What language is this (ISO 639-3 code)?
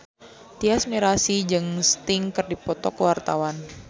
sun